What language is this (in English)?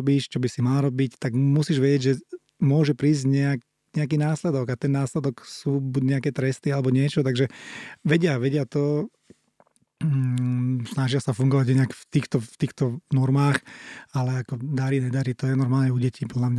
Slovak